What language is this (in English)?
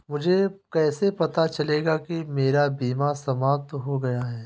Hindi